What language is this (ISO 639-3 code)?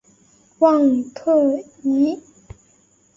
zho